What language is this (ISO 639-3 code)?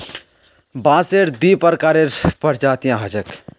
mag